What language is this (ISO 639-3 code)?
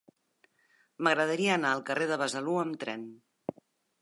cat